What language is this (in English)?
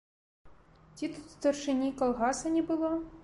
Belarusian